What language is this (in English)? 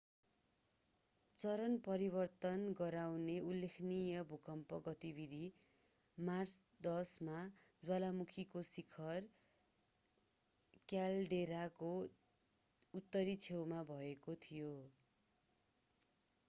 Nepali